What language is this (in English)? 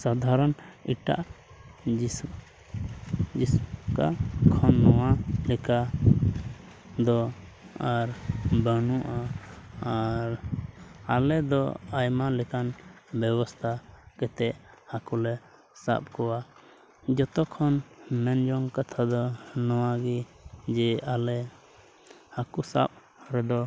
Santali